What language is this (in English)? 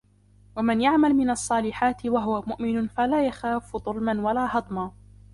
Arabic